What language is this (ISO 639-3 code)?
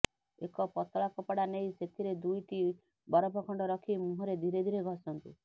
ori